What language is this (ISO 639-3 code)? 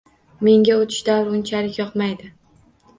uzb